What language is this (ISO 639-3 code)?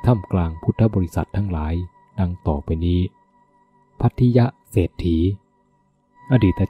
tha